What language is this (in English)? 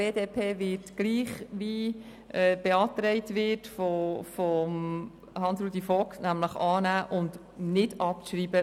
Swiss German